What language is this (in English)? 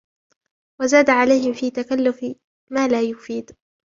Arabic